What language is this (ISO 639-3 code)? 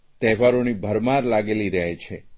guj